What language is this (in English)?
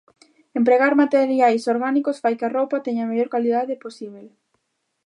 Galician